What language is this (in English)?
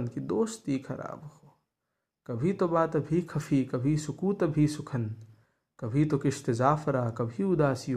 Hindi